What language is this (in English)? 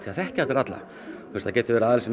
Icelandic